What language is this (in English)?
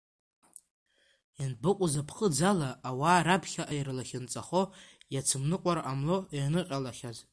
Abkhazian